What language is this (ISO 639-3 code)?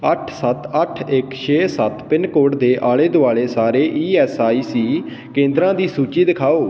pan